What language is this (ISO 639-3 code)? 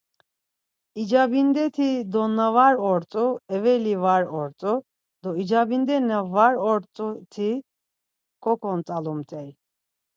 lzz